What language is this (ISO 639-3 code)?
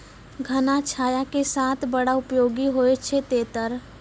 mai